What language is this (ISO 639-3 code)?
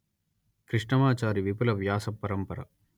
tel